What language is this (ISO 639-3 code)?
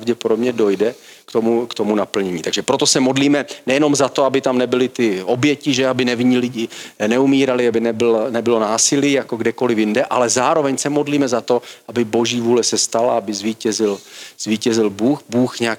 ces